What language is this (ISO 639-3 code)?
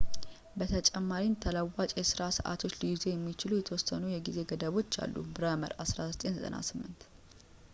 amh